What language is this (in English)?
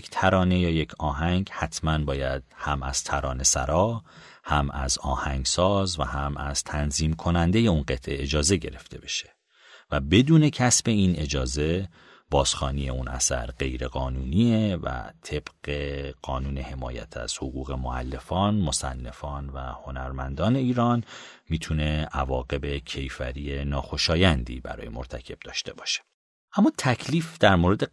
Persian